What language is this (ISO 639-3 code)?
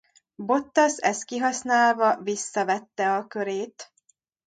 hun